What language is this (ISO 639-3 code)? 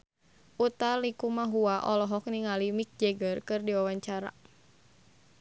sun